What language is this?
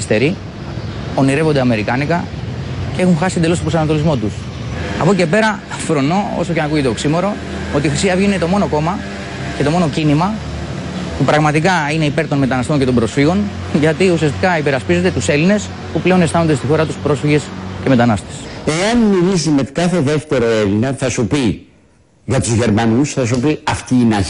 Greek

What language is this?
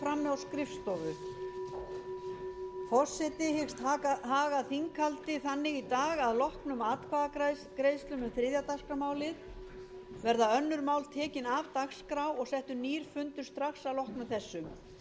Icelandic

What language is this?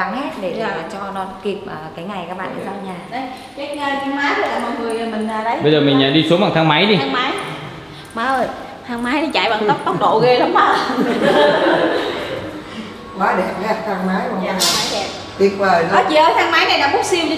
Vietnamese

